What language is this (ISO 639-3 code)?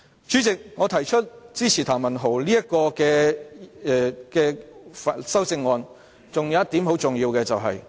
yue